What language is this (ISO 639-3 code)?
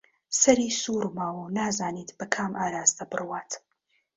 ckb